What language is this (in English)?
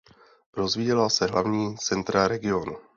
Czech